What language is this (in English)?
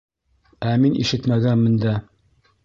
Bashkir